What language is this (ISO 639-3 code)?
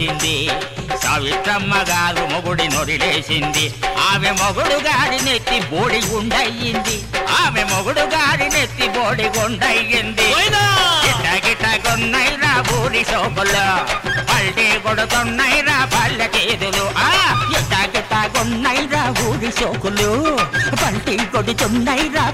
tel